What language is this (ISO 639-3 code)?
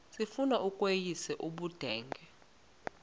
xho